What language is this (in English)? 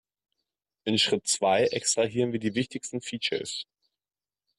German